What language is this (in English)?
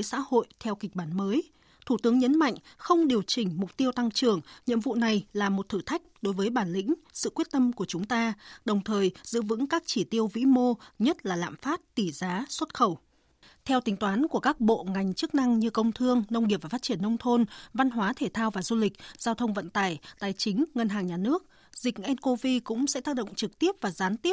Vietnamese